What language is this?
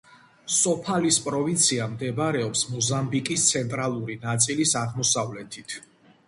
Georgian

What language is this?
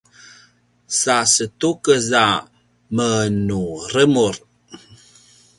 Paiwan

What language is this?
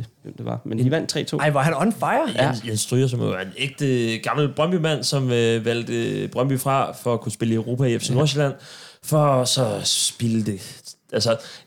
Danish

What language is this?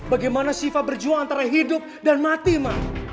Indonesian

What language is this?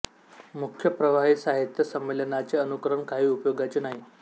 Marathi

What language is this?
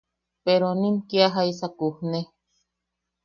Yaqui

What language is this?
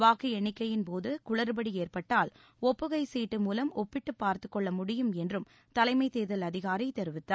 Tamil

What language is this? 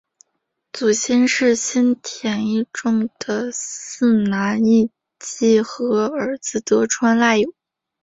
Chinese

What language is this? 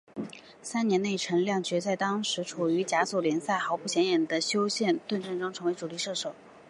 Chinese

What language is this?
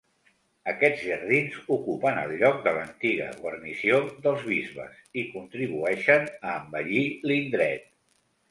Catalan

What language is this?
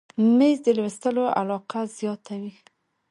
Pashto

